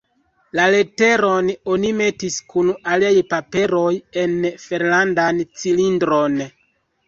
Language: Esperanto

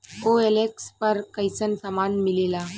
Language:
Bhojpuri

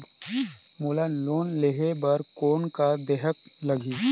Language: Chhattisgarhi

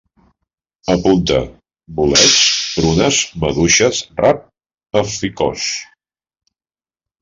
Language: Catalan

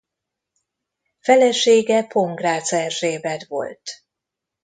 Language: Hungarian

